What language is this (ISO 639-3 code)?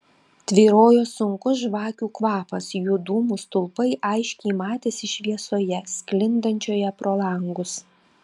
lit